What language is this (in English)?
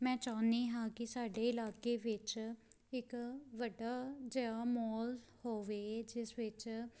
Punjabi